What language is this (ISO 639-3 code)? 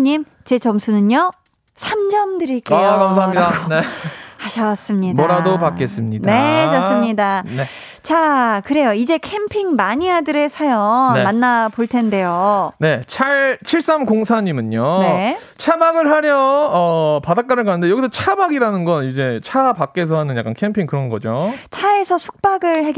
kor